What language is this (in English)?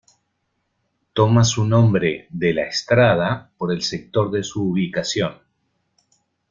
Spanish